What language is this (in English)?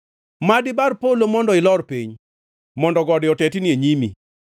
Luo (Kenya and Tanzania)